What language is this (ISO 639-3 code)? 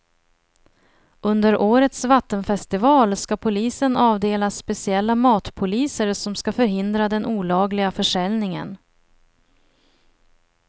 swe